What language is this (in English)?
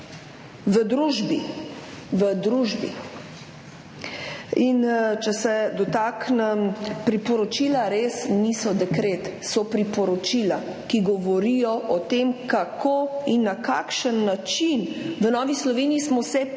Slovenian